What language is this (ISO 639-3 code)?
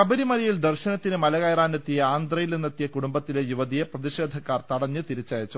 mal